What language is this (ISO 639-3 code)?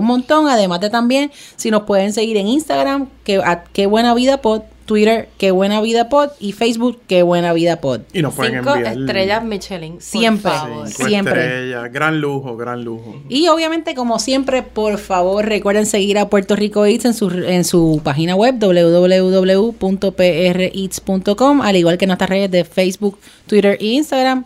spa